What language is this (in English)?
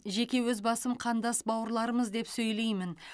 Kazakh